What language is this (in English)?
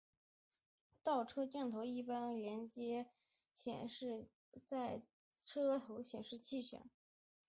Chinese